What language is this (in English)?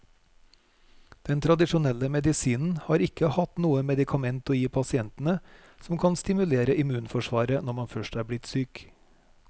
Norwegian